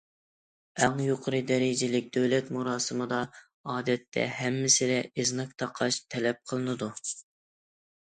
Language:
Uyghur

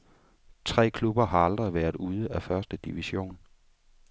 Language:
Danish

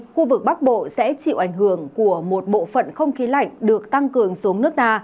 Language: Vietnamese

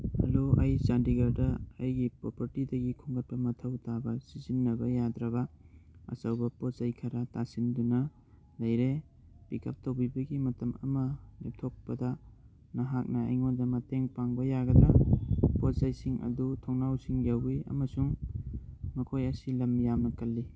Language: Manipuri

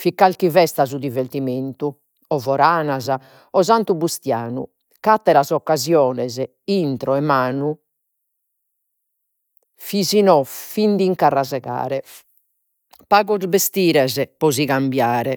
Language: Sardinian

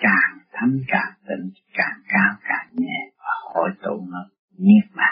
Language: Vietnamese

